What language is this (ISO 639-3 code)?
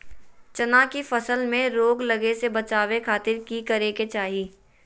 mag